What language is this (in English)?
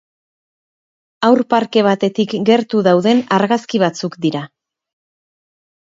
Basque